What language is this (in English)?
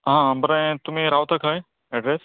Konkani